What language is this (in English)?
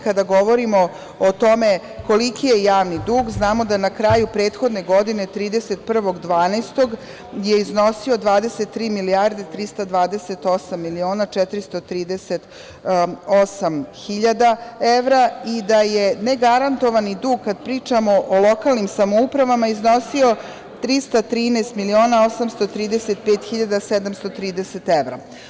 Serbian